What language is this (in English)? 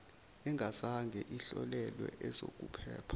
Zulu